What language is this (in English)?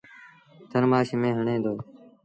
Sindhi Bhil